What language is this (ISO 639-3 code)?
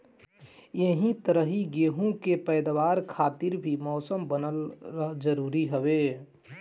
bho